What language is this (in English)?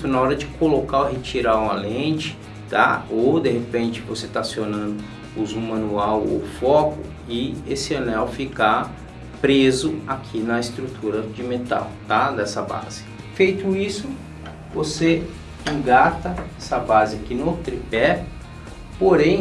Portuguese